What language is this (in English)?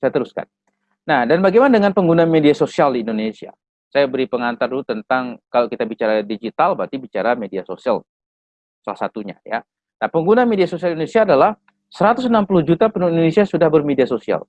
Indonesian